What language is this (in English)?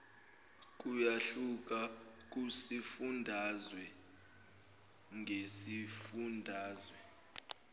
Zulu